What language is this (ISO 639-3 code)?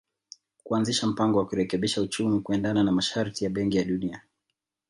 swa